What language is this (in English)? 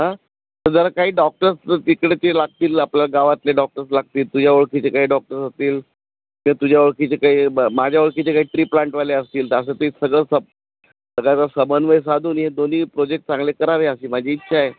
Marathi